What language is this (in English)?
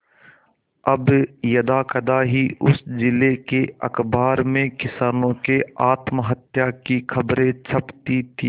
Hindi